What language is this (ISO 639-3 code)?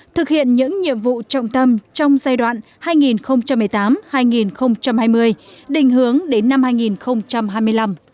vie